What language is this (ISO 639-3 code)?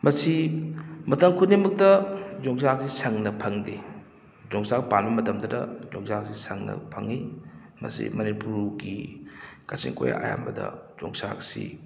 mni